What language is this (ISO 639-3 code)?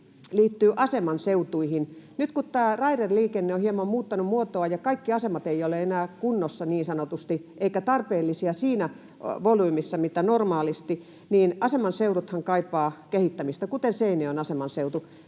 fin